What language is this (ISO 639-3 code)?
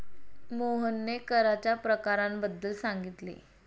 mar